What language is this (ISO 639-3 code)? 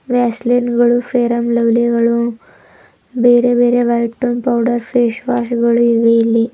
kan